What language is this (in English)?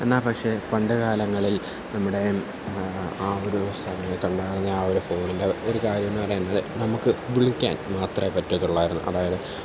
Malayalam